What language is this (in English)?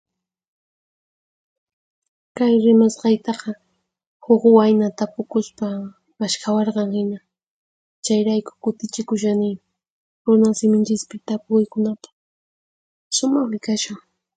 Puno Quechua